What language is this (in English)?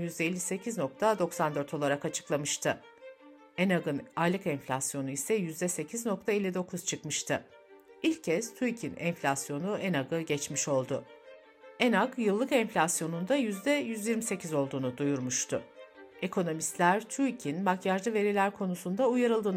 Turkish